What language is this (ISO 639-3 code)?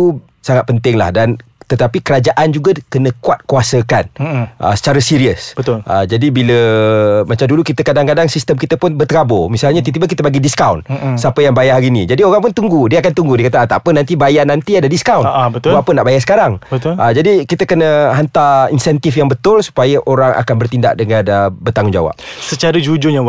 msa